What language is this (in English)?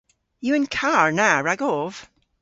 Cornish